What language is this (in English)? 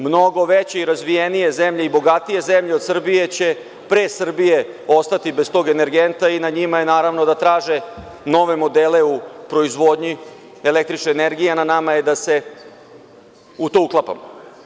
Serbian